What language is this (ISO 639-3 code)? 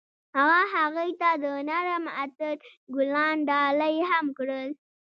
pus